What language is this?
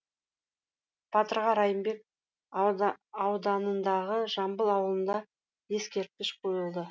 Kazakh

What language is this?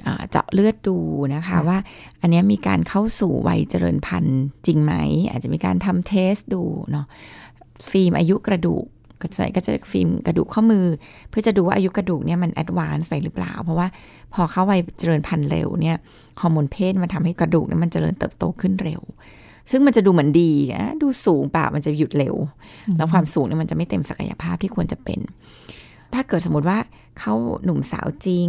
Thai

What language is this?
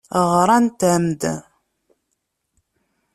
Kabyle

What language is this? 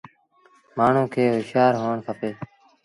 Sindhi Bhil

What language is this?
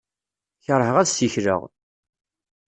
Kabyle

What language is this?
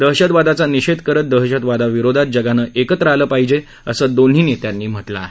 Marathi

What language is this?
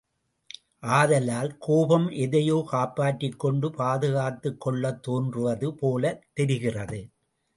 Tamil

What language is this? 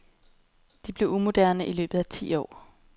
Danish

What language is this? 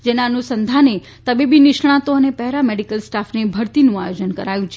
Gujarati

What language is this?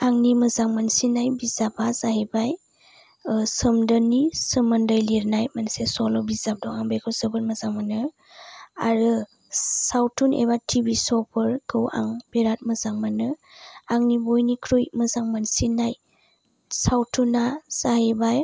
Bodo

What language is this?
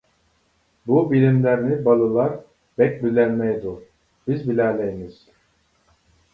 Uyghur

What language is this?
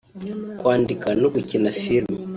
Kinyarwanda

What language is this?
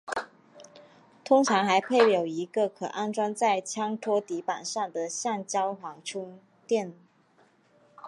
Chinese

